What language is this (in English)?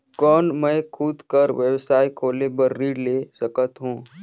Chhattisgarhi